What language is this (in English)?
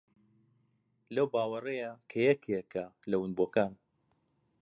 Central Kurdish